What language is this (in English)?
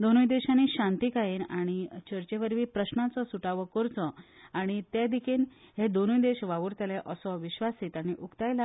Konkani